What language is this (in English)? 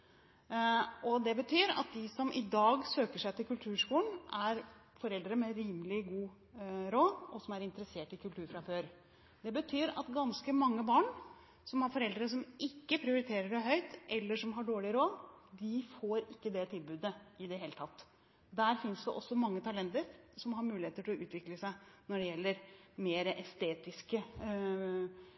Norwegian Bokmål